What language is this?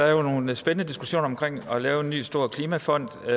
Danish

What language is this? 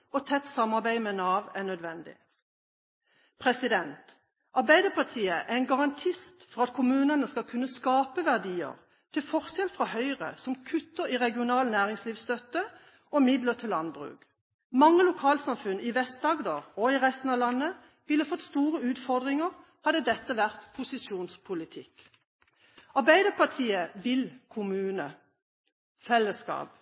Norwegian Bokmål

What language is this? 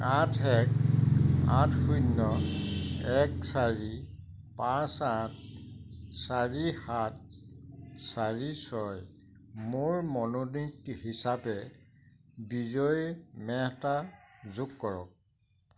Assamese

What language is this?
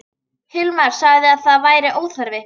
Icelandic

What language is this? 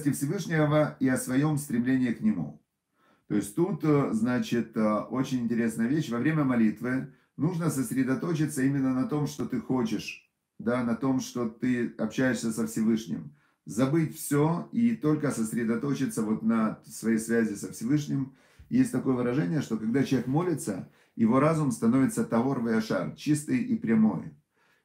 Russian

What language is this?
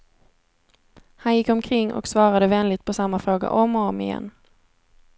Swedish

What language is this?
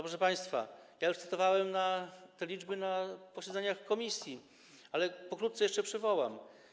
Polish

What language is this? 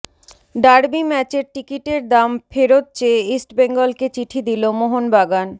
Bangla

